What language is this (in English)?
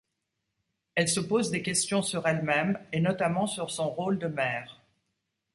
French